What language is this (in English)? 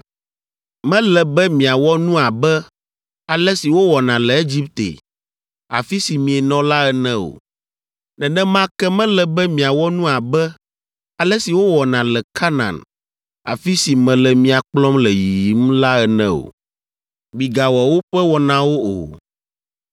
Ewe